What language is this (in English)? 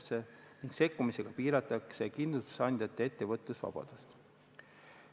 Estonian